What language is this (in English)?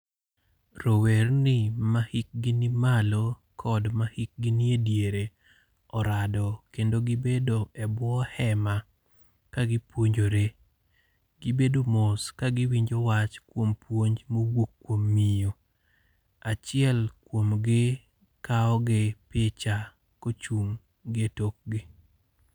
Luo (Kenya and Tanzania)